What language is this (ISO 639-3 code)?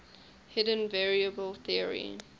eng